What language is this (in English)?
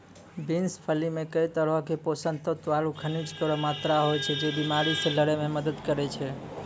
Maithili